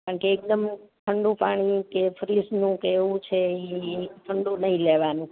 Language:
Gujarati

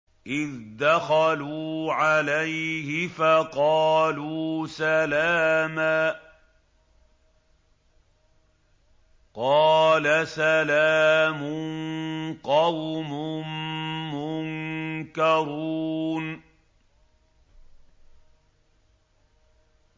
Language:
Arabic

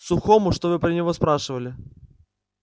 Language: Russian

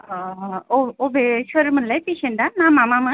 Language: Bodo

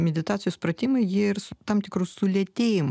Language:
Lithuanian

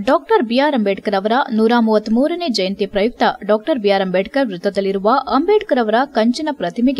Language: Kannada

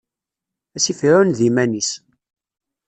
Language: Kabyle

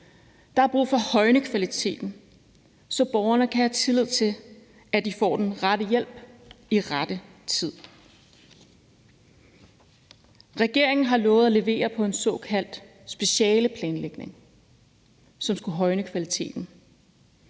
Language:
Danish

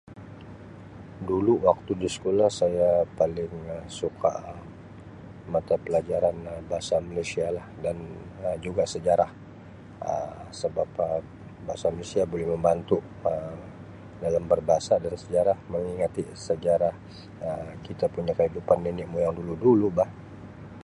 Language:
Sabah Malay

